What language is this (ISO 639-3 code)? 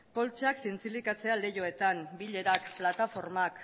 eus